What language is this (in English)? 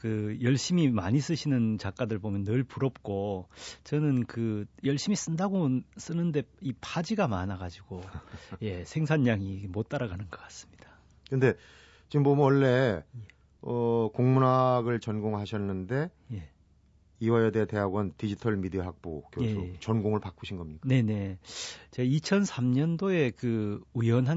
Korean